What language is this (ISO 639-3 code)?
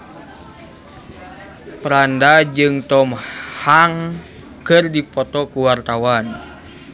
sun